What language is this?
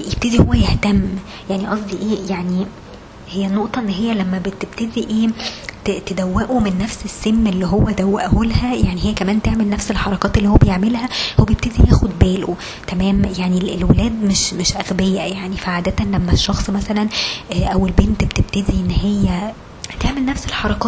Arabic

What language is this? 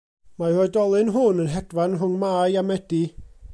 Welsh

